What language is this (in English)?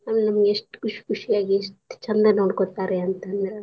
Kannada